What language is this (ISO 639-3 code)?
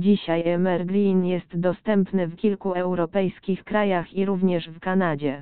pol